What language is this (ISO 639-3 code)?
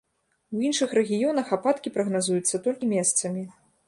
bel